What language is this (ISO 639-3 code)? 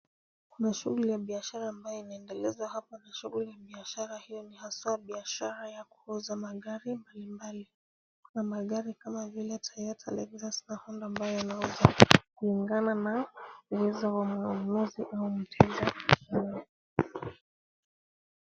swa